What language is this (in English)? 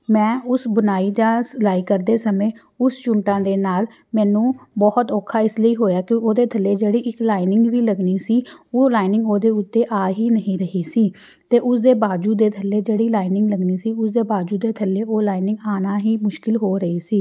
Punjabi